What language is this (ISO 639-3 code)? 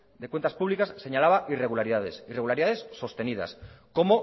spa